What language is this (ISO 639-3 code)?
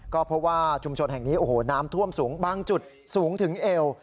tha